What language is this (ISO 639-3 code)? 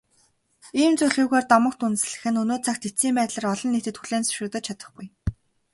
mon